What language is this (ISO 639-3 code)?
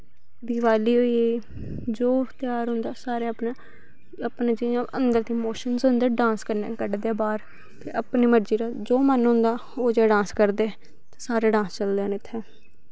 doi